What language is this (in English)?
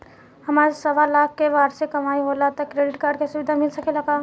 Bhojpuri